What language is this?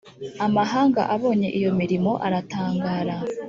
Kinyarwanda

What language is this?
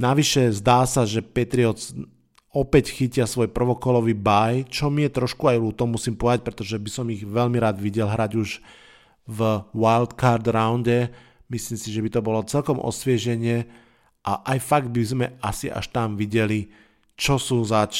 Slovak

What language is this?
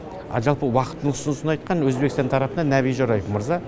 Kazakh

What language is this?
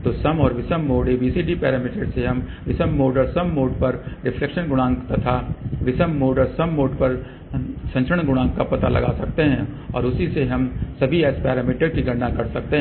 Hindi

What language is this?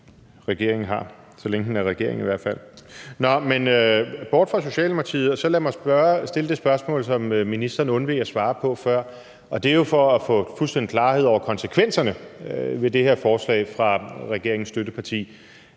Danish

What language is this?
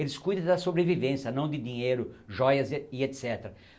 Portuguese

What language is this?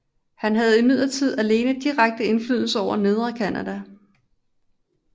Danish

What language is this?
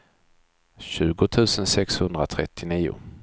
Swedish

